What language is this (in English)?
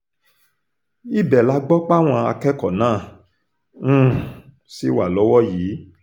Yoruba